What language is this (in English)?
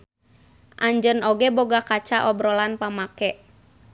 Sundanese